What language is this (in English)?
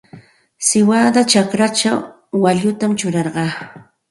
Santa Ana de Tusi Pasco Quechua